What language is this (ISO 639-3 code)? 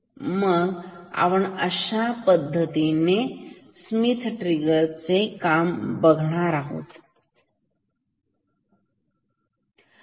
mar